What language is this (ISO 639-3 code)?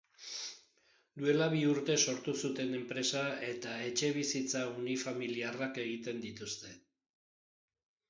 eus